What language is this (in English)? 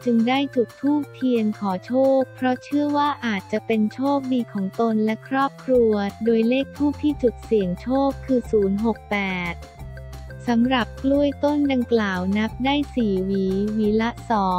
Thai